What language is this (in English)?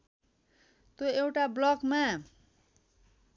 Nepali